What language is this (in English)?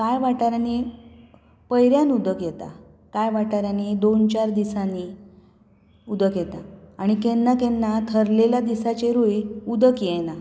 Konkani